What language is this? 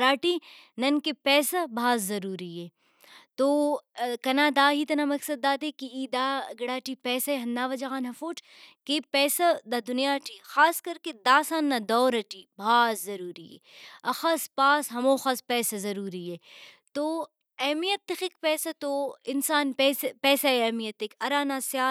Brahui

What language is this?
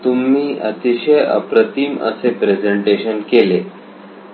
Marathi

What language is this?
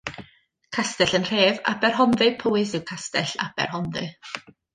Welsh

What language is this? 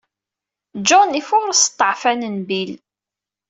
Kabyle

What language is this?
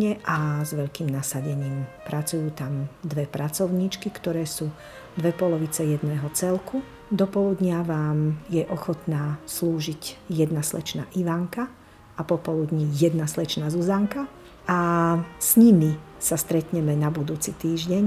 Slovak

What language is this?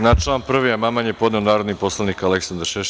Serbian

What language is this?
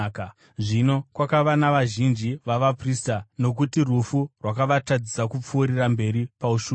Shona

